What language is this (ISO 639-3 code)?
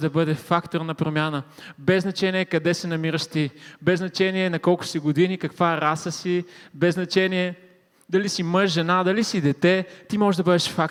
bul